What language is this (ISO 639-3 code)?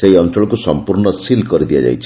ori